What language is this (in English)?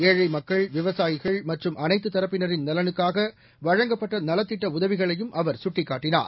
Tamil